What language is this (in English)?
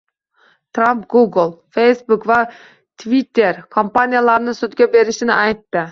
Uzbek